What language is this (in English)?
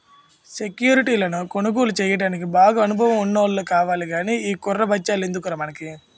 Telugu